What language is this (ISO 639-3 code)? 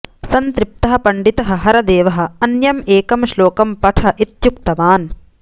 san